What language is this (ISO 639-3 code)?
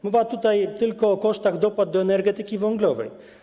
pol